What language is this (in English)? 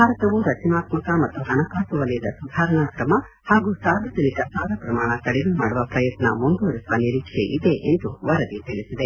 Kannada